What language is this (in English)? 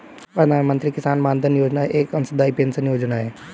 Hindi